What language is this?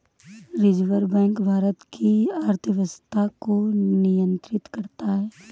Hindi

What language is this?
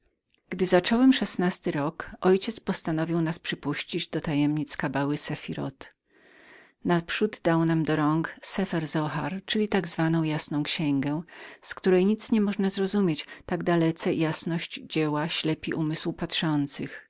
Polish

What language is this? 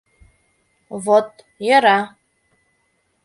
Mari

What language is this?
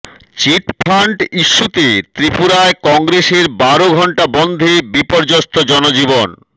Bangla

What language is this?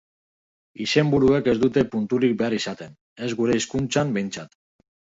Basque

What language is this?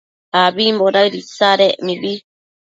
Matsés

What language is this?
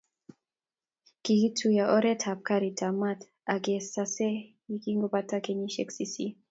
Kalenjin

